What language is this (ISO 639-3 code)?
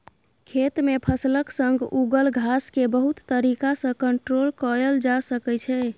mai